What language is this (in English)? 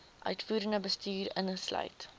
Afrikaans